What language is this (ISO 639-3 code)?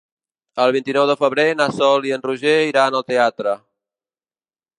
cat